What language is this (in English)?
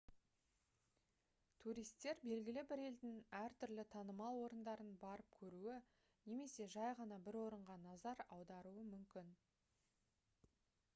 Kazakh